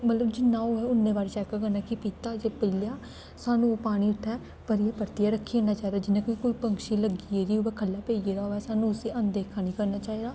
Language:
Dogri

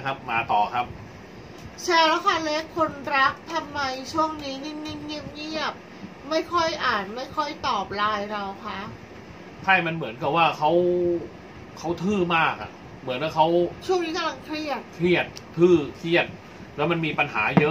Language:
Thai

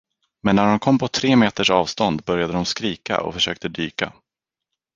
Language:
Swedish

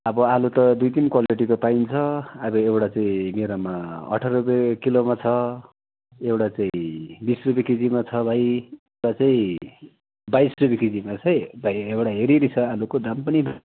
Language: Nepali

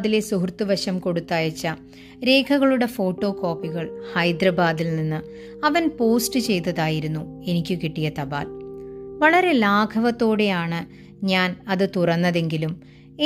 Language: Malayalam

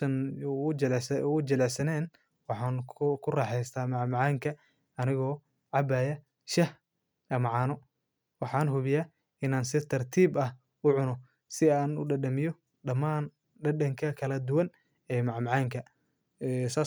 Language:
Somali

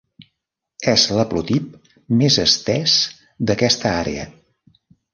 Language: Catalan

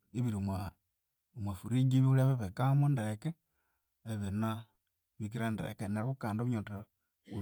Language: Konzo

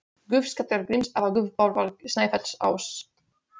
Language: Icelandic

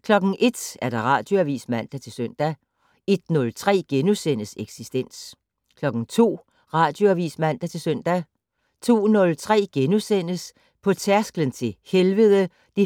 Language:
Danish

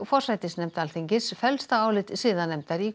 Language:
Icelandic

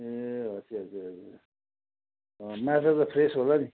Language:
Nepali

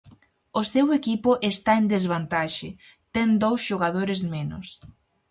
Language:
Galician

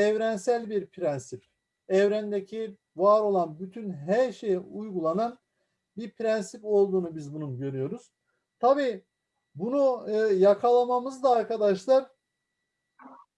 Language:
Turkish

